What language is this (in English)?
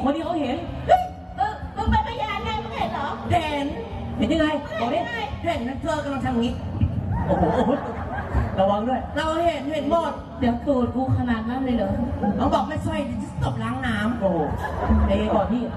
Thai